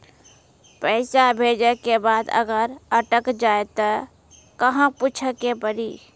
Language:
Maithili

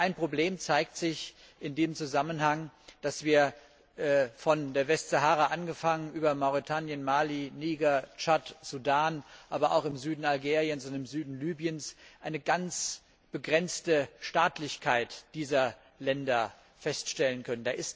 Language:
German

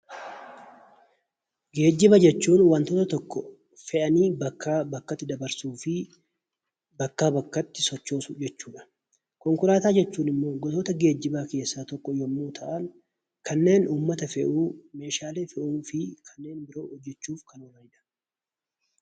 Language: Oromo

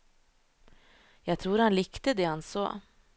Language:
Norwegian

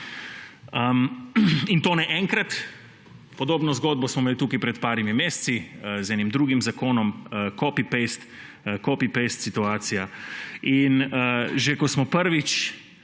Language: Slovenian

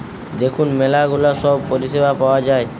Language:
Bangla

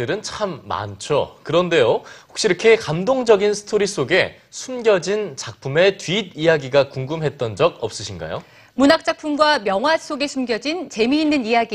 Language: Korean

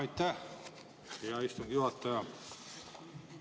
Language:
Estonian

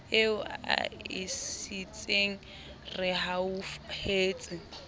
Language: Southern Sotho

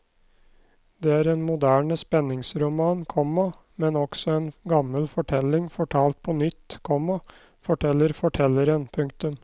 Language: Norwegian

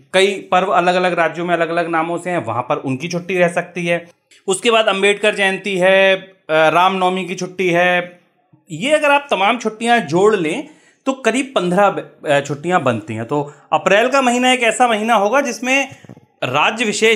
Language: Hindi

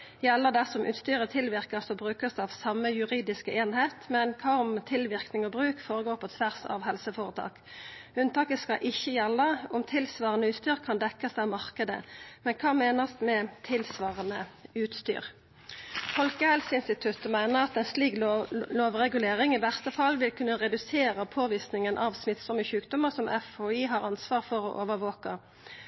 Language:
Norwegian Nynorsk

